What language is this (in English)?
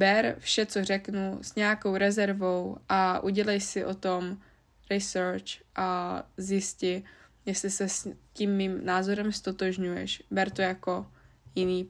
Czech